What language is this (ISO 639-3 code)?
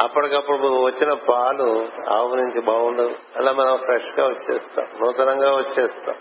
tel